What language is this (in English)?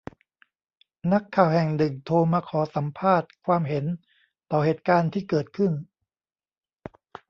Thai